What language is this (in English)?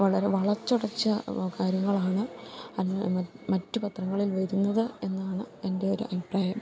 Malayalam